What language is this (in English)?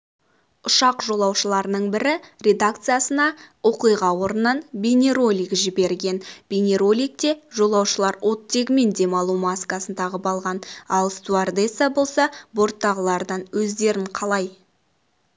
Kazakh